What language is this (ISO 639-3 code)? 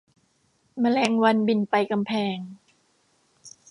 tha